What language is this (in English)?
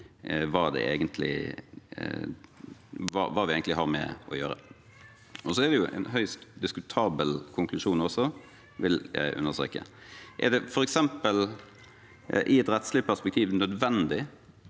Norwegian